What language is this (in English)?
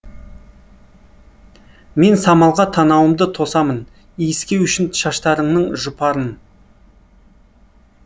Kazakh